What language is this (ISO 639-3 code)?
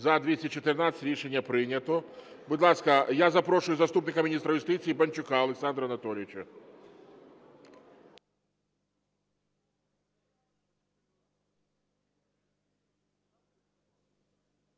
ukr